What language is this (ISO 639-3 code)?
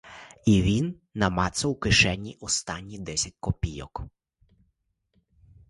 ukr